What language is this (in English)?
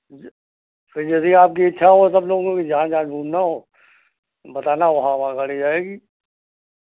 Hindi